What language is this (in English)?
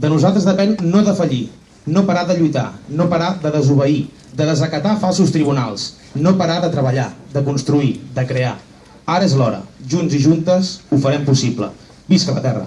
Spanish